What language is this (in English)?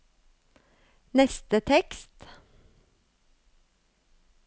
Norwegian